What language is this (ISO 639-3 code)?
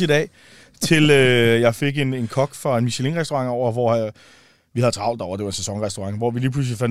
dan